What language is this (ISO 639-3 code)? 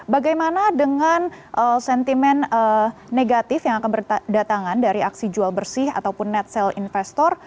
ind